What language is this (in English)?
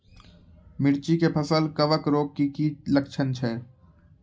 Maithili